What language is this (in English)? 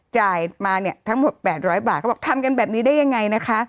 Thai